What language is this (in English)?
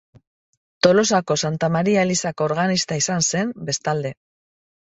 Basque